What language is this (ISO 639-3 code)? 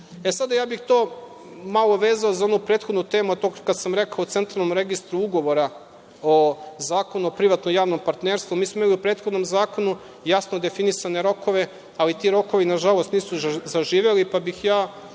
srp